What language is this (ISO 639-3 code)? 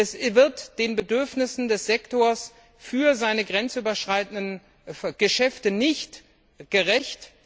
deu